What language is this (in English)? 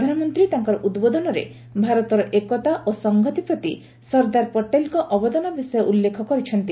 Odia